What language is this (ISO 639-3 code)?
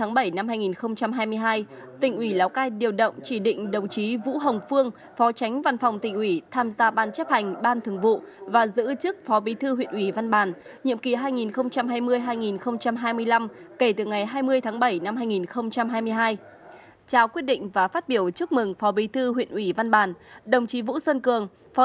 vie